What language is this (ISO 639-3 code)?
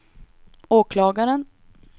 swe